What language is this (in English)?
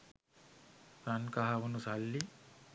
Sinhala